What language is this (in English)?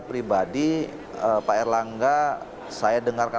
Indonesian